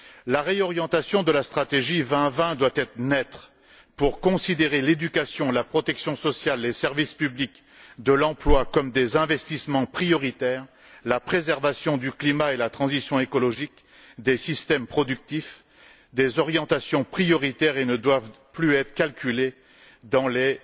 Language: French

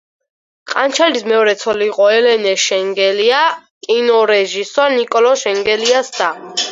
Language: Georgian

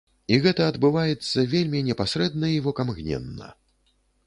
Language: Belarusian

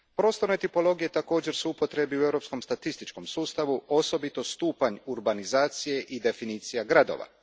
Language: Croatian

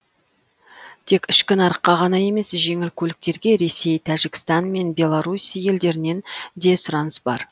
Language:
Kazakh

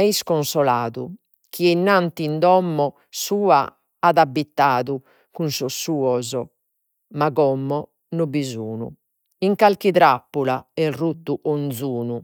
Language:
Sardinian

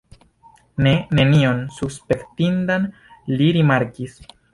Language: Esperanto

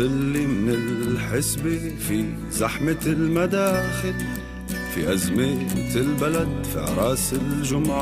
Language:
Arabic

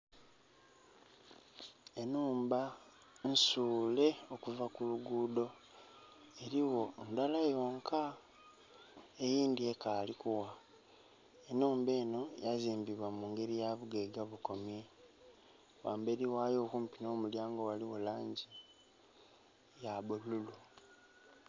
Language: Soga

